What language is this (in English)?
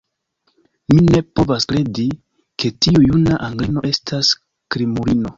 Esperanto